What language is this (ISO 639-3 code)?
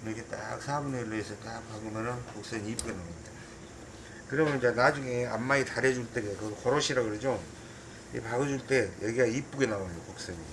kor